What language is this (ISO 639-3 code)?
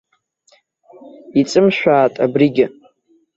abk